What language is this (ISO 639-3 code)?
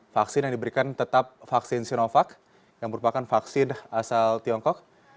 ind